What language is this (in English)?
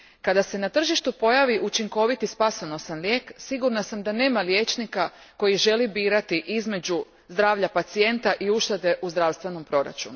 Croatian